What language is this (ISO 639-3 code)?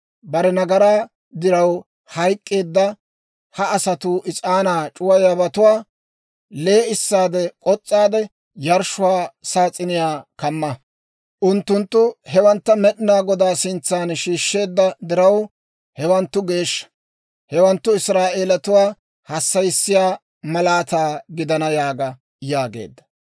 dwr